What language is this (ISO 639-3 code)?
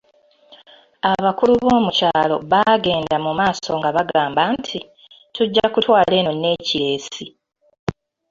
lug